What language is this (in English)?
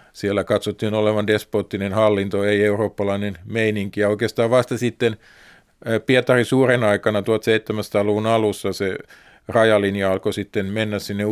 Finnish